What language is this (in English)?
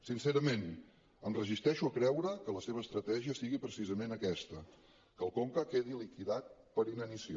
Catalan